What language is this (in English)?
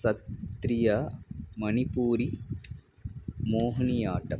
Sanskrit